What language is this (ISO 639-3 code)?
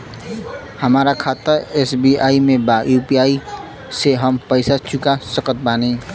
bho